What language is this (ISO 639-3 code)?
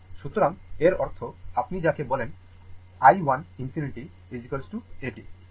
ben